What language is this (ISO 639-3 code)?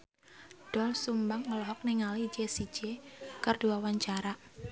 sun